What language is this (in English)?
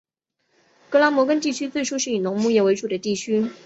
Chinese